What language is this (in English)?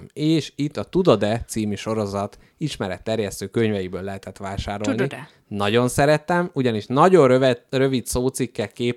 Hungarian